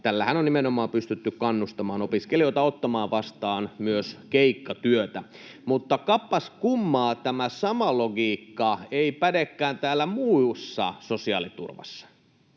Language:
Finnish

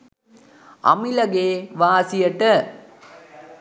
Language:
Sinhala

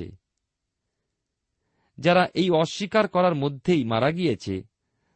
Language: Bangla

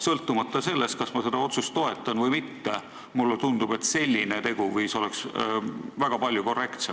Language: Estonian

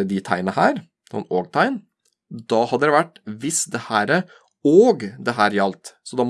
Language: Norwegian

